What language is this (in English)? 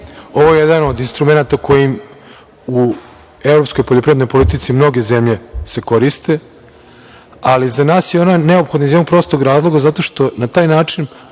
Serbian